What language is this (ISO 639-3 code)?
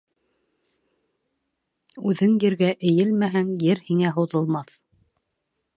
bak